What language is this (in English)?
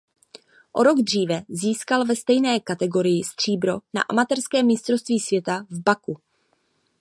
Czech